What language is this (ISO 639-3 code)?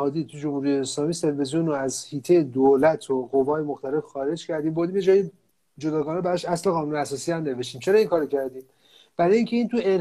fas